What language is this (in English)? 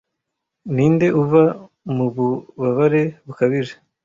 Kinyarwanda